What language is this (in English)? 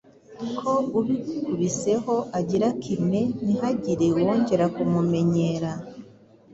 Kinyarwanda